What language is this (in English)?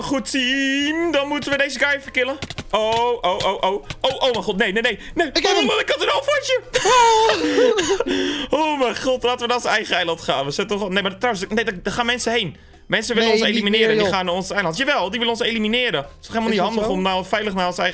Dutch